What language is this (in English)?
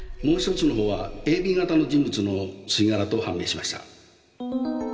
Japanese